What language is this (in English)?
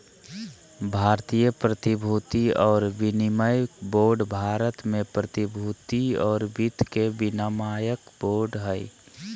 Magahi